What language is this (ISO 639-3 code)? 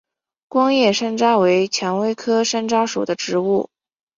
zho